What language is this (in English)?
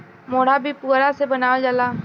Bhojpuri